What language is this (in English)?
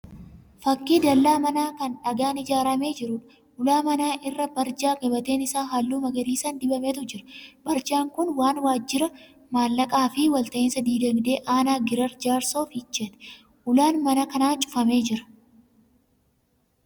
Oromo